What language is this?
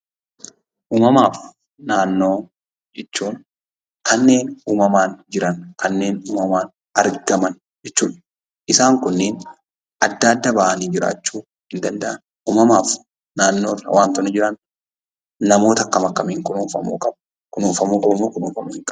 Oromo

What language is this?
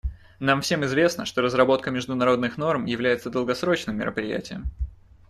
Russian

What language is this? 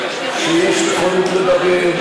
Hebrew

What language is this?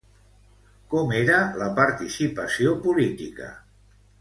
Catalan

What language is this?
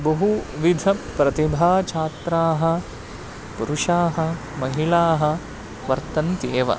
Sanskrit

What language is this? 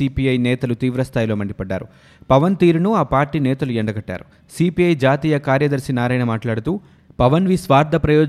Telugu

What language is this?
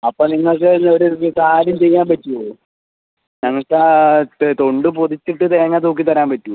Malayalam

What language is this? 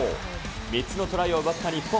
Japanese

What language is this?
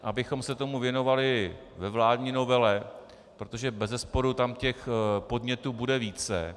Czech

